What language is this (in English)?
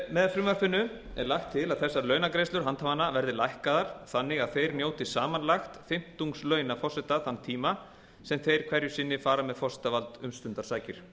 Icelandic